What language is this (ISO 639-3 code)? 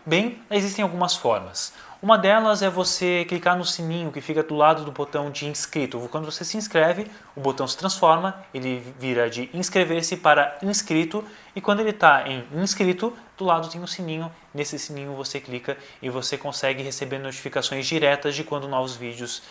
por